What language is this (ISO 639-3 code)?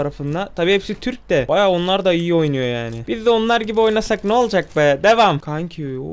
tur